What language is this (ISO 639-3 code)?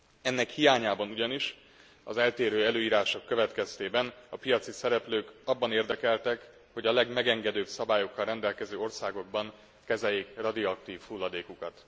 hun